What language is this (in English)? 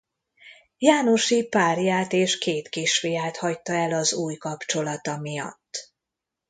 Hungarian